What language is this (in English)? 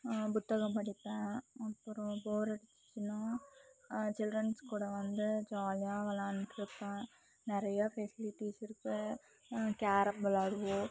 Tamil